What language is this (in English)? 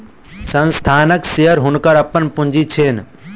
Maithili